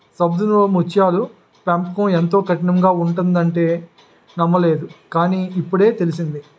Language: Telugu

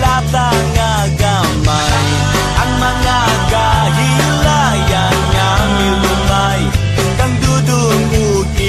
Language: Indonesian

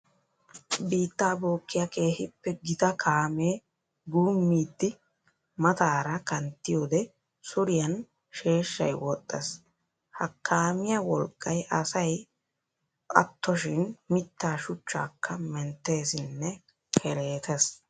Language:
Wolaytta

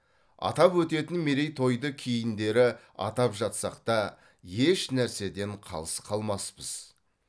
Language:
Kazakh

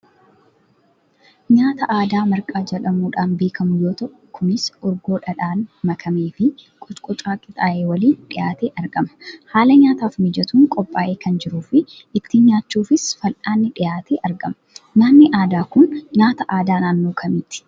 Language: Oromo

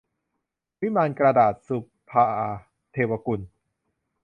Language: Thai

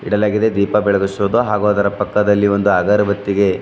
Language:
Kannada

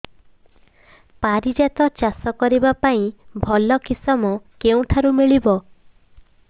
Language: Odia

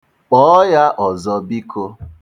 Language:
Igbo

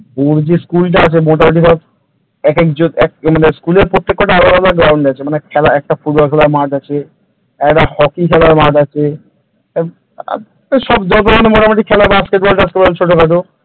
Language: Bangla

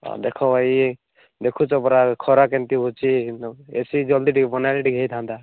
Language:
Odia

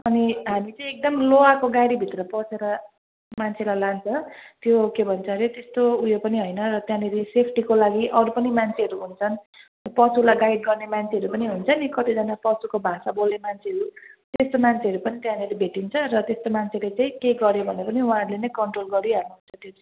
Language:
Nepali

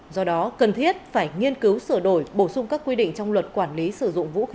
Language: Vietnamese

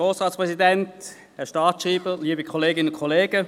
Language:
Swiss German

